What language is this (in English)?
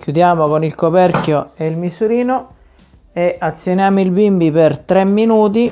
Italian